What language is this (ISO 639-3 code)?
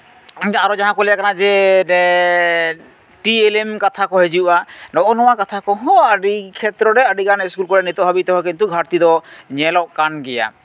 sat